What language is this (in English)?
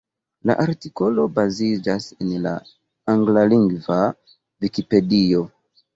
Esperanto